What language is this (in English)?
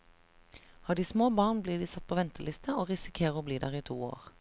Norwegian